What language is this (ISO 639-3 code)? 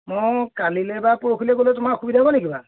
asm